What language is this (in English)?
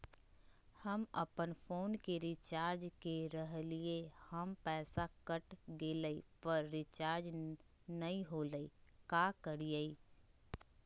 Magahi